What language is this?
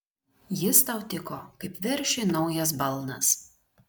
Lithuanian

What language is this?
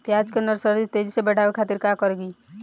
Bhojpuri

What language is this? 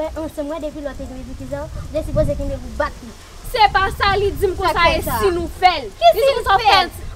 French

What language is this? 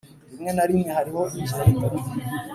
Kinyarwanda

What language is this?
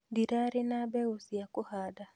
Kikuyu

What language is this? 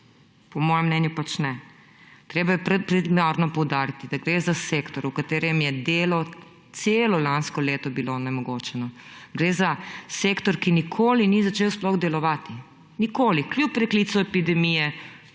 Slovenian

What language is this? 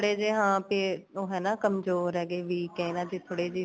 Punjabi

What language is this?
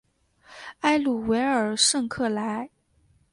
Chinese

